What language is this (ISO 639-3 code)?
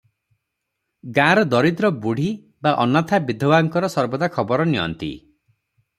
ori